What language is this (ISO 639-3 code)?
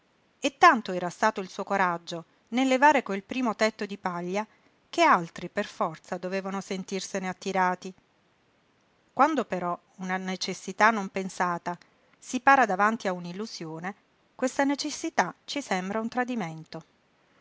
ita